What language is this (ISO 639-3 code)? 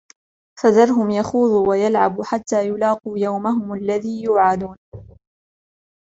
ara